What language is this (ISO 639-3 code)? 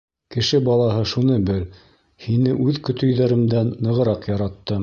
bak